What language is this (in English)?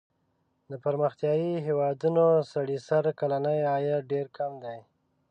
Pashto